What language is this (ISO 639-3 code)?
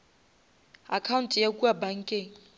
nso